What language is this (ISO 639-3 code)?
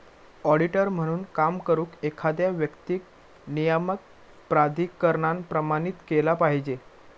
mar